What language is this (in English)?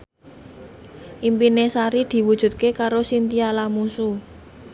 Javanese